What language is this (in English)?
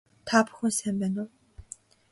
Mongolian